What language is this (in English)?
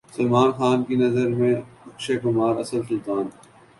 Urdu